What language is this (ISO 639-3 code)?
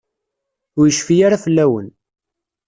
kab